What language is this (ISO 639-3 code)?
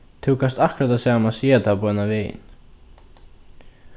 fao